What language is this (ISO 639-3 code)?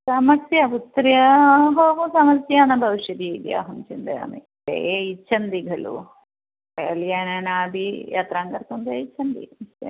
san